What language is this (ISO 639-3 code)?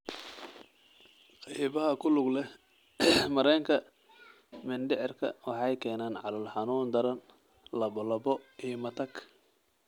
som